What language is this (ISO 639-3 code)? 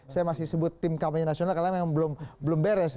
ind